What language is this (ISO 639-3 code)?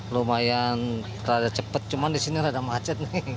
ind